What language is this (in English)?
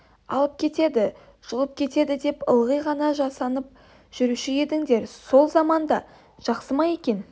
Kazakh